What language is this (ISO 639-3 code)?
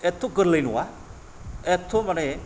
brx